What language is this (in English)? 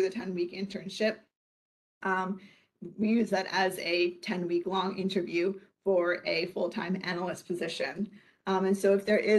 English